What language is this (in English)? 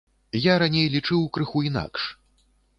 Belarusian